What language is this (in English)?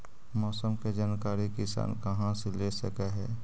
Magahi